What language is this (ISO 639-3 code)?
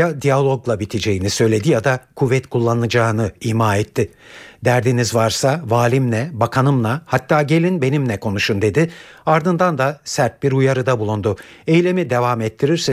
tur